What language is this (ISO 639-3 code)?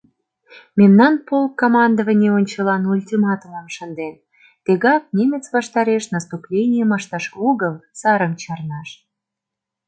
chm